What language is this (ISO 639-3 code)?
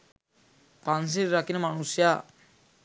sin